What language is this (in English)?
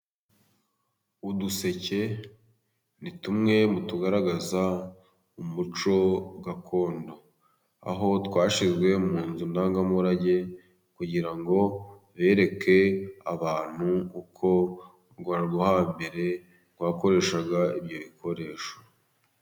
Kinyarwanda